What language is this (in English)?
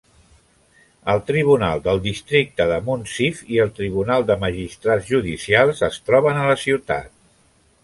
Catalan